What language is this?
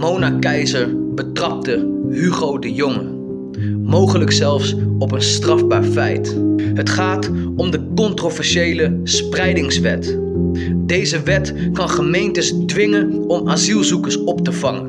Dutch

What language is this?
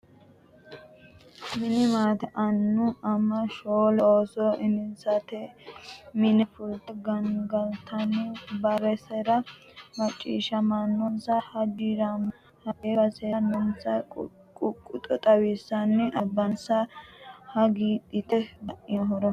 Sidamo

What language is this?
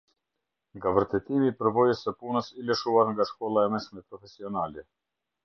Albanian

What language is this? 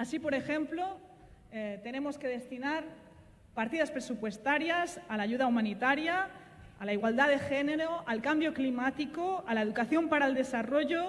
Spanish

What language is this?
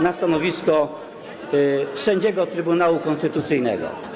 Polish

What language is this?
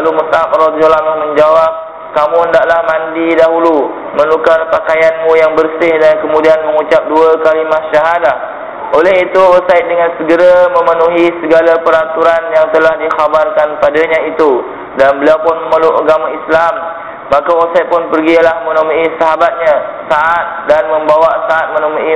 Malay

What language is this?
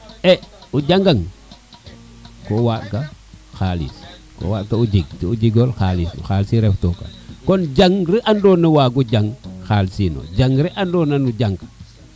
Serer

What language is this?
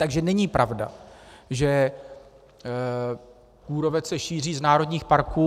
Czech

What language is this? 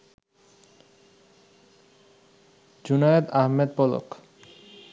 Bangla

